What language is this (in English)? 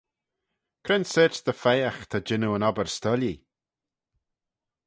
Manx